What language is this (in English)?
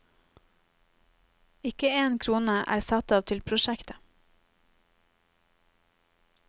Norwegian